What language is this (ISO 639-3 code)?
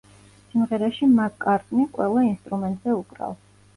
kat